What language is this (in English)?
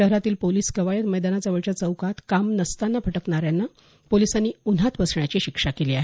Marathi